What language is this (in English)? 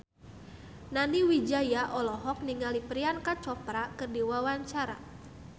Sundanese